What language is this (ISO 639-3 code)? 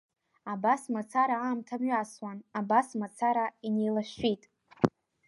abk